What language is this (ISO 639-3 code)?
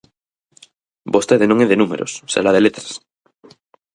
glg